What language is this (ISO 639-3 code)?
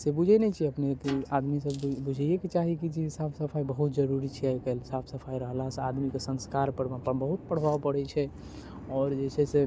mai